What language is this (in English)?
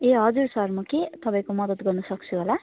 Nepali